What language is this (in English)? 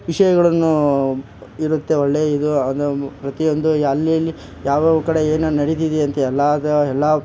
Kannada